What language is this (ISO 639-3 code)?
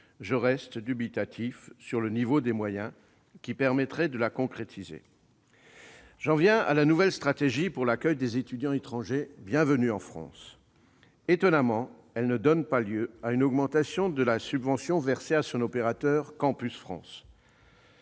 fra